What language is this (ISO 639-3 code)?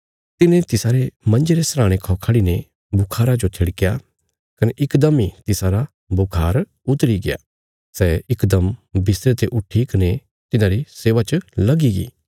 kfs